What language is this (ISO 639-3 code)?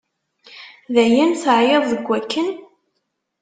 kab